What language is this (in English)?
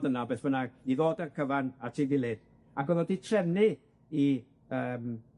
Welsh